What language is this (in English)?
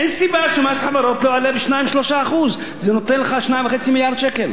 Hebrew